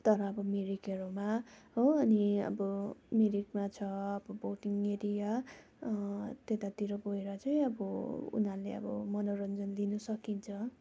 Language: Nepali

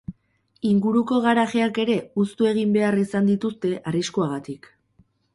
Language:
Basque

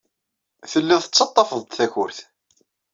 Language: Kabyle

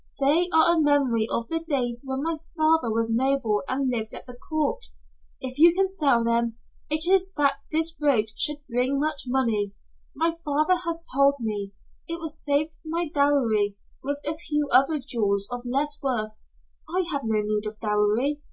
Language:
English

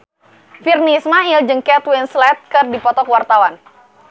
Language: Sundanese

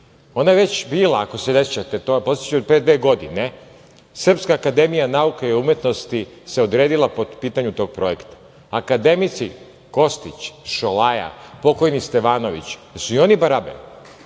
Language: Serbian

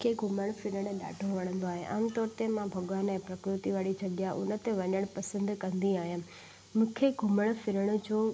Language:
Sindhi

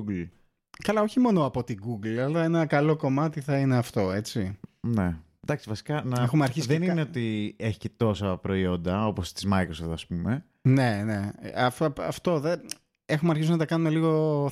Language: Greek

